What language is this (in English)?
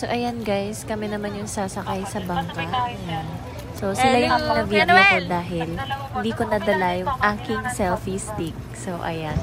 Filipino